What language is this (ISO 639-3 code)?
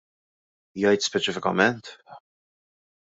mlt